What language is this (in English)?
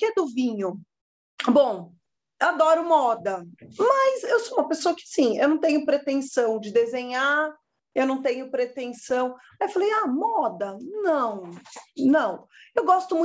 Portuguese